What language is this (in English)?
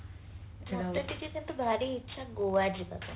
Odia